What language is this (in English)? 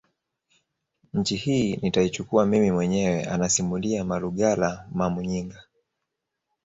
Swahili